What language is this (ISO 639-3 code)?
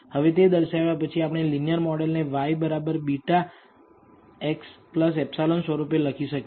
guj